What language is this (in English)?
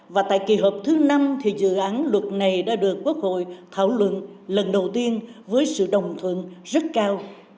Vietnamese